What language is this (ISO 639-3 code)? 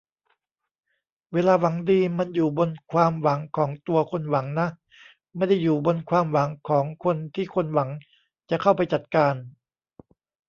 tha